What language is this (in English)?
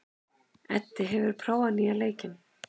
Icelandic